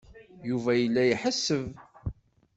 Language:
Kabyle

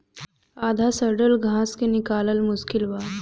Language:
Bhojpuri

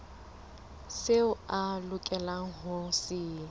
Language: Southern Sotho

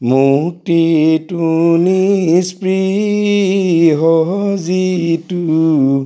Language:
Assamese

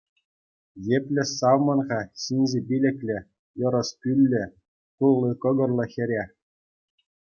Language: Chuvash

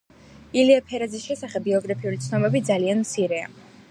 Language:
Georgian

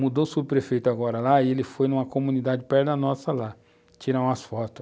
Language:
Portuguese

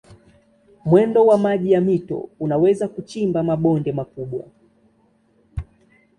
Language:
Swahili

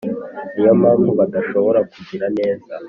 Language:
Kinyarwanda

